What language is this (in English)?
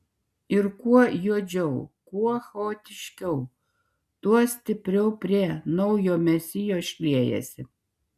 Lithuanian